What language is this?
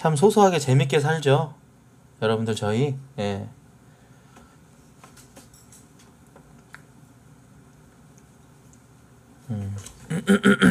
Korean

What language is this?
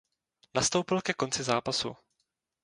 Czech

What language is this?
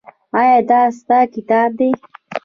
Pashto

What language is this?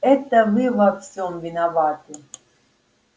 Russian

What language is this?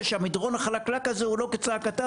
Hebrew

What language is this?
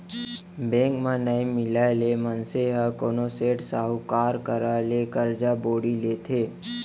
Chhattisgarhi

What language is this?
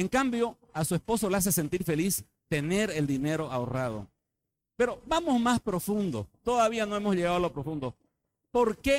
Spanish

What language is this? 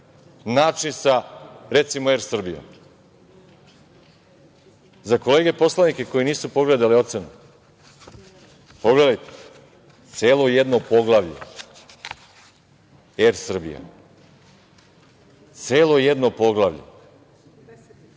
Serbian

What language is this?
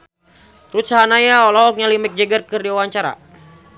Sundanese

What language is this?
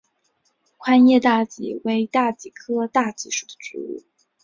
Chinese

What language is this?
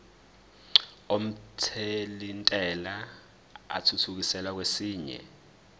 Zulu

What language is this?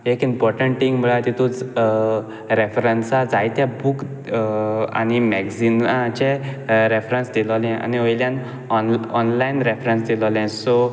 Konkani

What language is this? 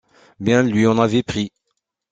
French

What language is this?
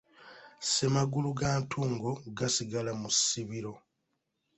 Ganda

